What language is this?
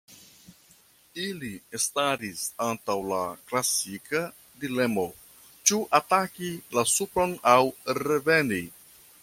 Esperanto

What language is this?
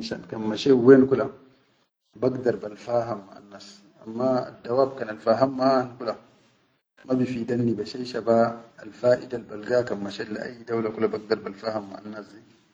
Chadian Arabic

